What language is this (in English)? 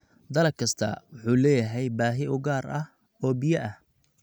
Somali